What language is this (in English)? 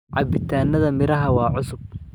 Somali